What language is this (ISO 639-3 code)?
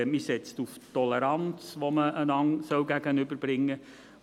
gsw